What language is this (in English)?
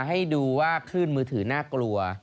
Thai